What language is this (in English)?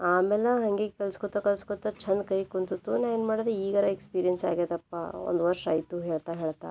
Kannada